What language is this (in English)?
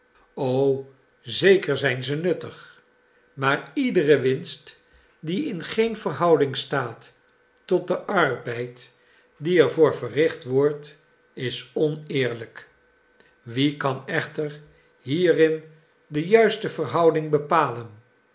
Dutch